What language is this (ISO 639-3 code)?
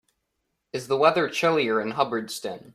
eng